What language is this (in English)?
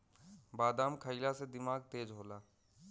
Bhojpuri